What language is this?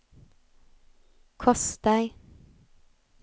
Swedish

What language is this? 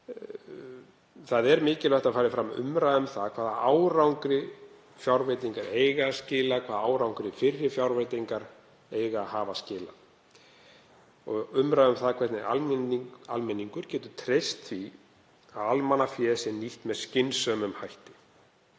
Icelandic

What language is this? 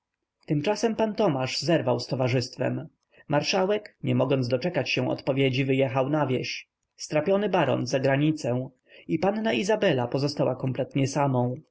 Polish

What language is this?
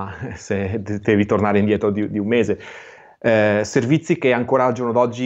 Italian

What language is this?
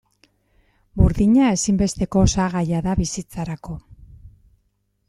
Basque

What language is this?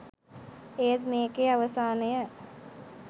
Sinhala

